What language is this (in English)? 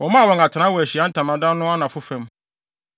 Akan